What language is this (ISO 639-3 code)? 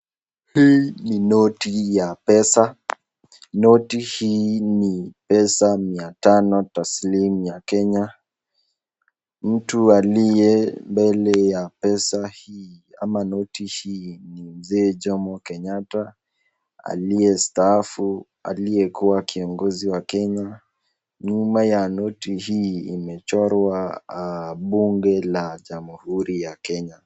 swa